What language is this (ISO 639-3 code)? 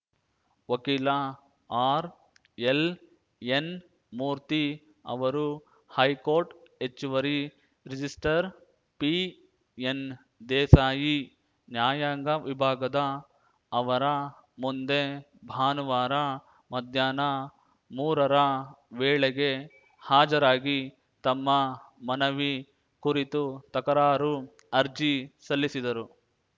kan